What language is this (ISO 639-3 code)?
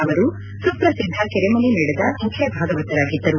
kan